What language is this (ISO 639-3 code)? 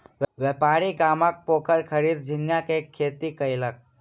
mai